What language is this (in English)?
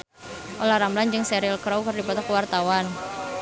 Sundanese